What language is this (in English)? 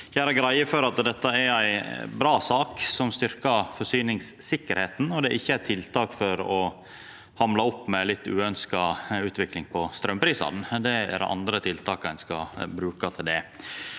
Norwegian